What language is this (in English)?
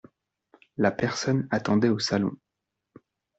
French